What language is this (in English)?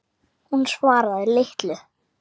Icelandic